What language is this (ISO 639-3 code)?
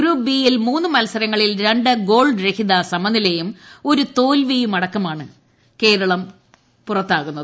mal